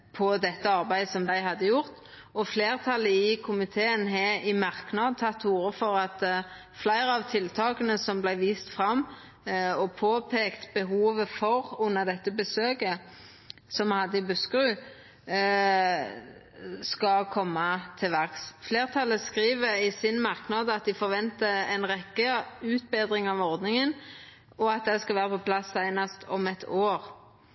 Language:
Norwegian Nynorsk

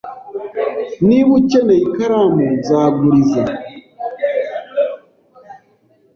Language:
Kinyarwanda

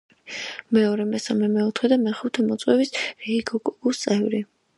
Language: Georgian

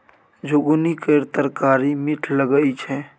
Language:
Maithili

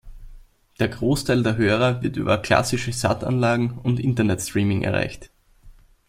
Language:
German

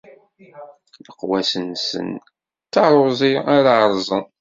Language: Kabyle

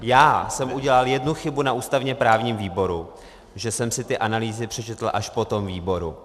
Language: Czech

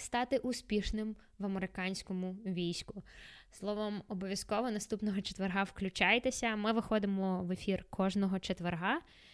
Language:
Ukrainian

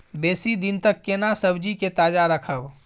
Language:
Maithili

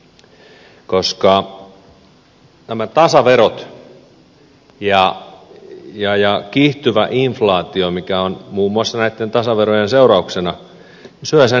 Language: Finnish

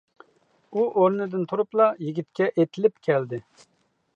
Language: Uyghur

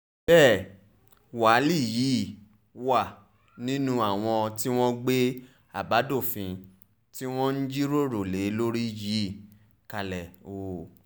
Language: Yoruba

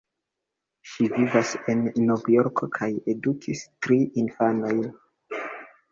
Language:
Esperanto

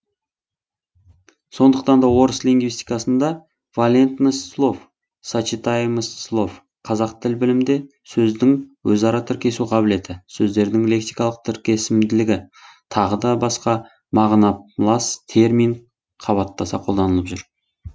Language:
Kazakh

